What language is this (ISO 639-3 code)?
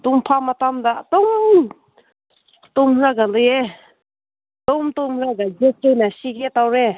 mni